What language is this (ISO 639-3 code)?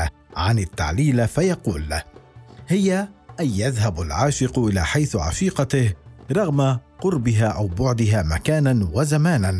ara